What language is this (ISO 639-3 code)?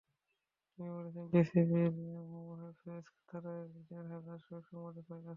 ben